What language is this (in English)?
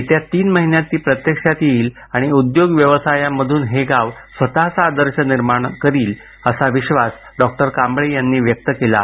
Marathi